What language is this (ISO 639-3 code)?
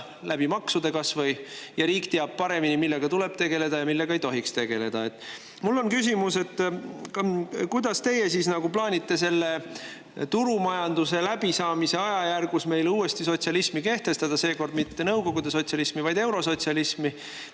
est